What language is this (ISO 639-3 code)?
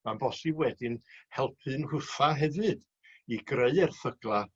cym